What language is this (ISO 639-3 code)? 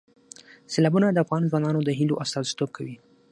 pus